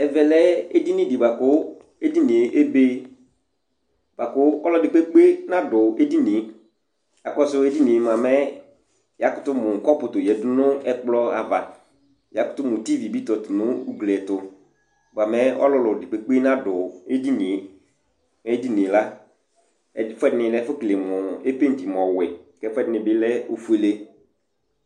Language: Ikposo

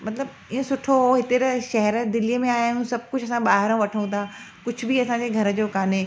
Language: Sindhi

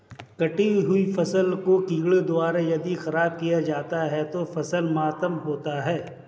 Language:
Hindi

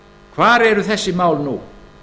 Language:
Icelandic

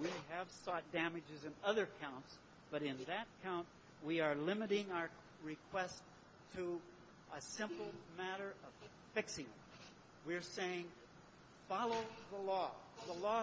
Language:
English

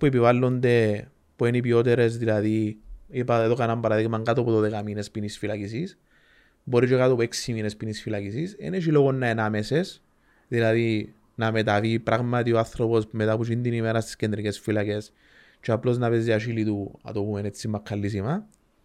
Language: Greek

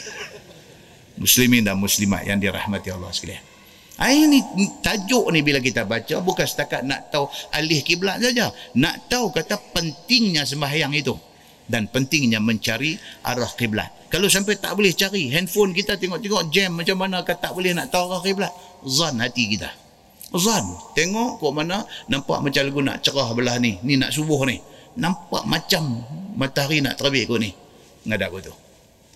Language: Malay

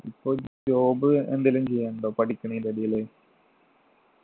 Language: Malayalam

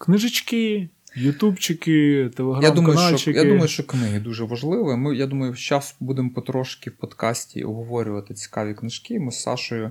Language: Ukrainian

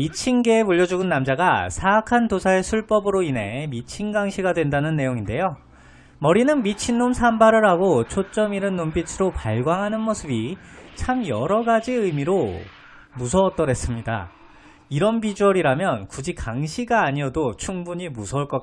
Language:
Korean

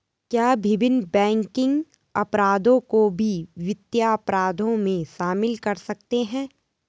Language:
Hindi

